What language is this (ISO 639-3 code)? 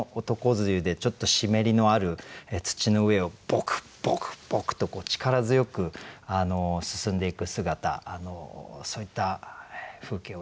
jpn